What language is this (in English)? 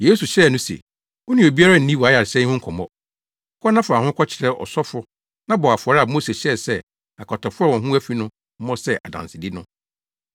Akan